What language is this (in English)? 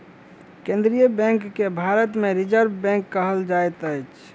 Maithili